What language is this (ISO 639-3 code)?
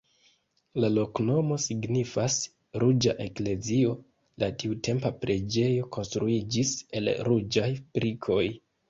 epo